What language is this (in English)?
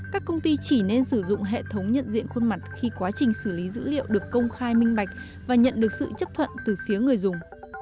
Vietnamese